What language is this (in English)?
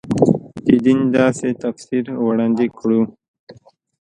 Pashto